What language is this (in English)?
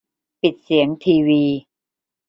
Thai